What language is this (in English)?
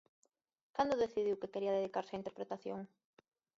Galician